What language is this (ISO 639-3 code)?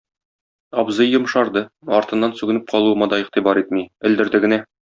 tat